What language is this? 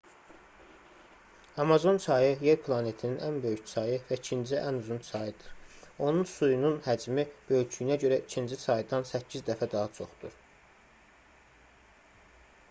Azerbaijani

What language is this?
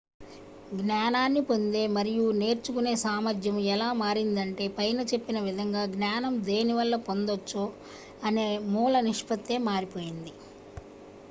Telugu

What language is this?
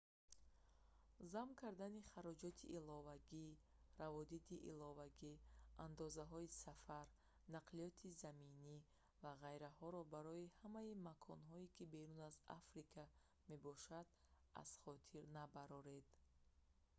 Tajik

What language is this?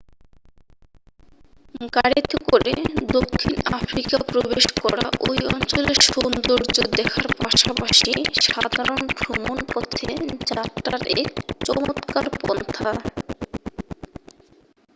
Bangla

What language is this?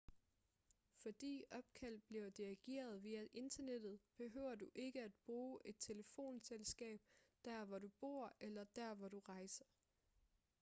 Danish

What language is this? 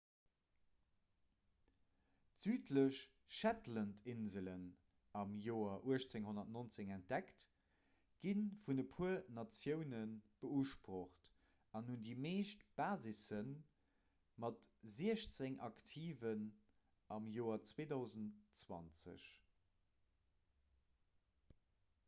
Luxembourgish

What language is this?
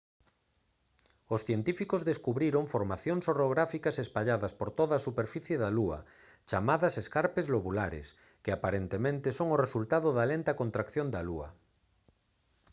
Galician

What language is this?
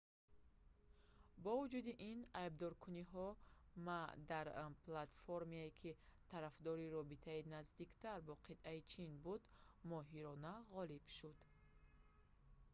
Tajik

